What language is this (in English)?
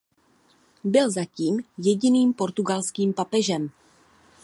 Czech